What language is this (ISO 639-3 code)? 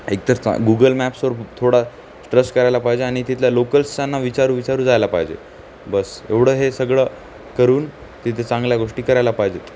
mar